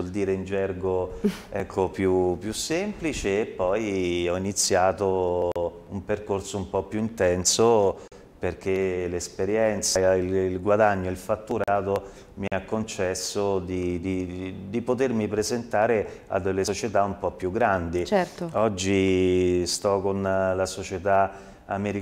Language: Italian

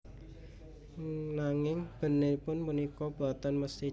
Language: Javanese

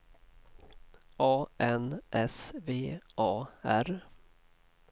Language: Swedish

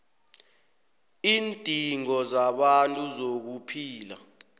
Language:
South Ndebele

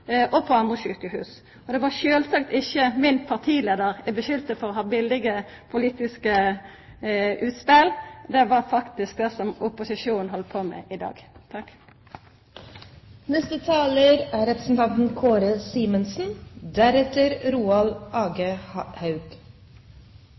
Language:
Norwegian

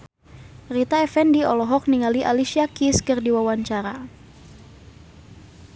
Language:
Sundanese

